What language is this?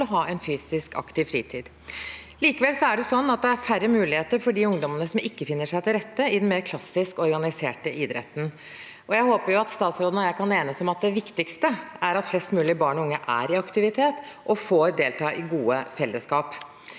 Norwegian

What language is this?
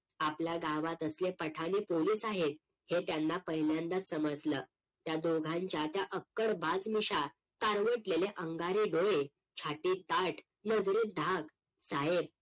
Marathi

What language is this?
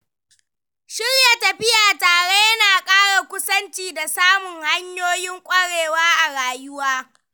Hausa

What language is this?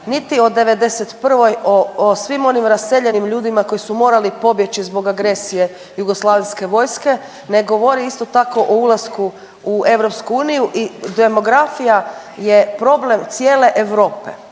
Croatian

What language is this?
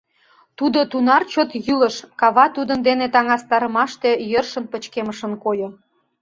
Mari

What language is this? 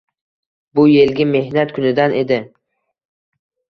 Uzbek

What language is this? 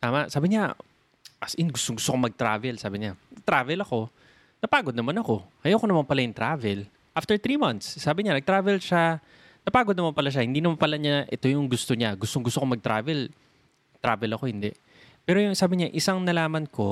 Filipino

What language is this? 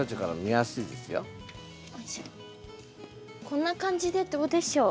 Japanese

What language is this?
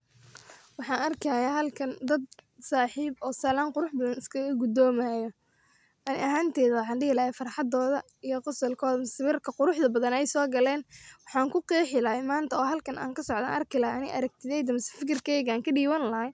Somali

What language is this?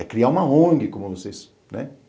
Portuguese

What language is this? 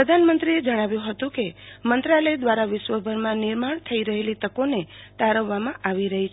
Gujarati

